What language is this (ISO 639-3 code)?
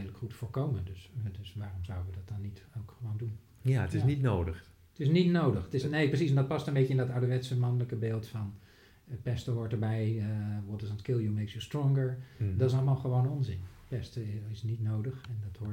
nld